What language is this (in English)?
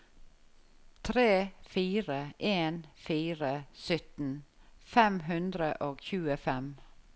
Norwegian